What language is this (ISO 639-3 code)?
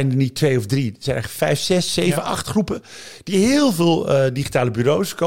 nld